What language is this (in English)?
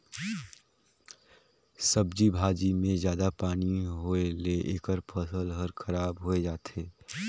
Chhattisgarhi